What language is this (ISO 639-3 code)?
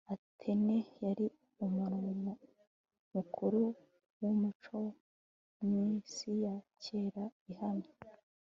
kin